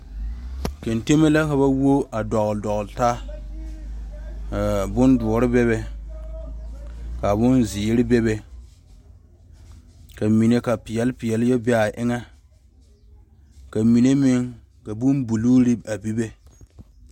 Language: Southern Dagaare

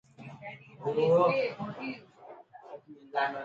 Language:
Odia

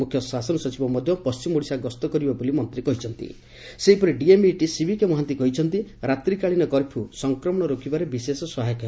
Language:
Odia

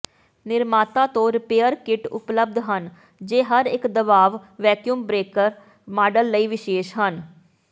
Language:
Punjabi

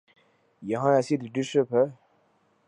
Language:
Urdu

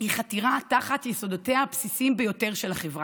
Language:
Hebrew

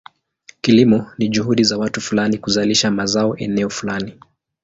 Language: Swahili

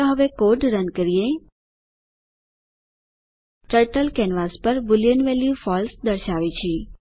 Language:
Gujarati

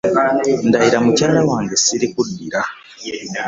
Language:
Ganda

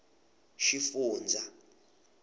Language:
Tsonga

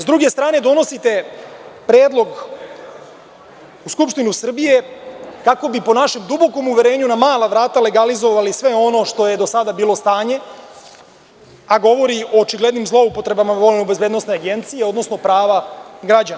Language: Serbian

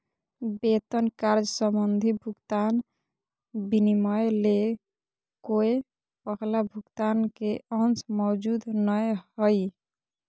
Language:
Magahi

